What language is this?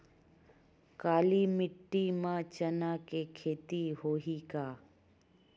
Chhattisgarhi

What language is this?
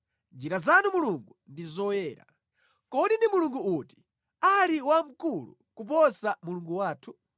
Nyanja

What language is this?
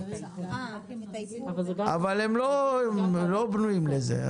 Hebrew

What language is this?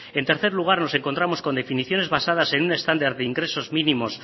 Spanish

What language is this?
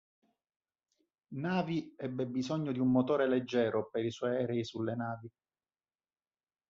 Italian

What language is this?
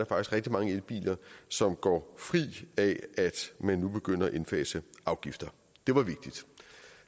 Danish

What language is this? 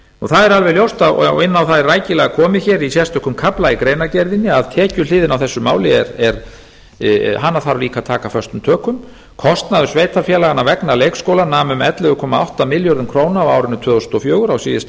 Icelandic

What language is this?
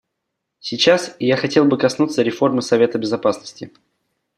Russian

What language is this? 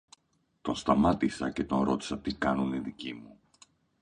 Greek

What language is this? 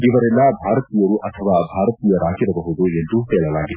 Kannada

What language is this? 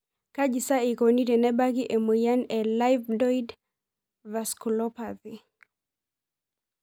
Masai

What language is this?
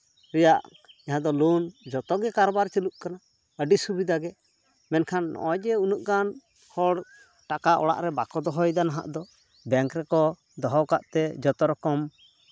Santali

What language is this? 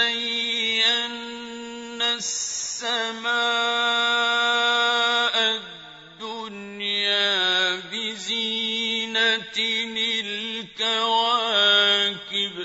Arabic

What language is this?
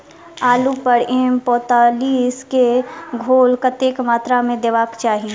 Maithili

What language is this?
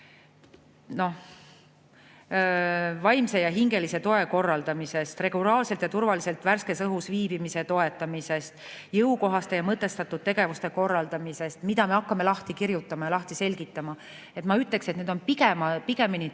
Estonian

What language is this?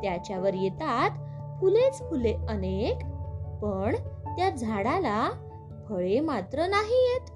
Marathi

